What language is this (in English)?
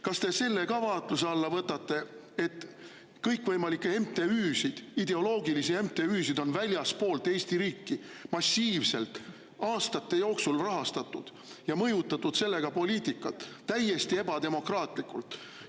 Estonian